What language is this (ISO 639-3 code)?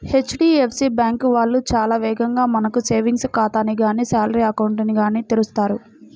tel